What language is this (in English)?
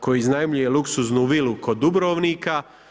Croatian